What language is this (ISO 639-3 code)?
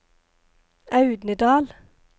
nor